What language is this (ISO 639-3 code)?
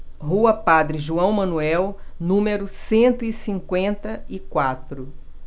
por